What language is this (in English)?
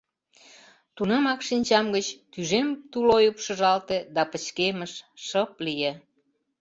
Mari